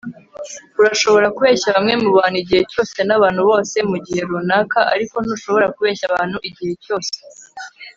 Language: Kinyarwanda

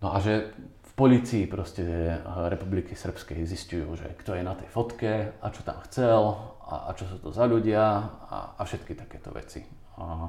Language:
Slovak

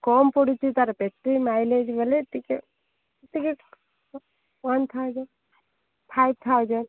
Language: Odia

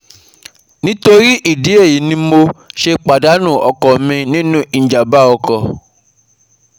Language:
Yoruba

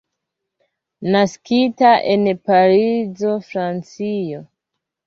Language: Esperanto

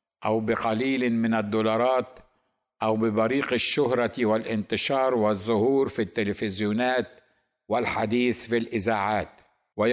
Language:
Arabic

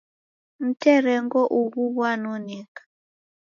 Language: Taita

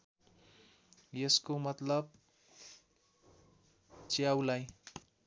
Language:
Nepali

